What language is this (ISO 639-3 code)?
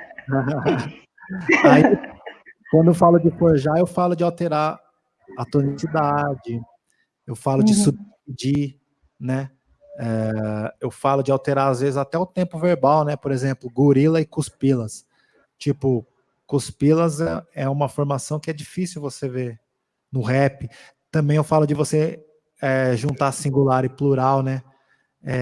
por